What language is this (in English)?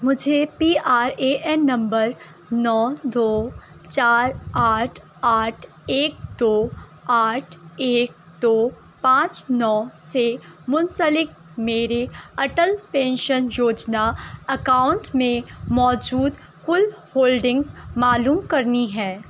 Urdu